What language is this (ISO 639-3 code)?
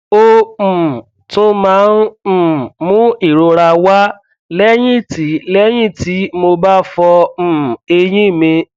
yor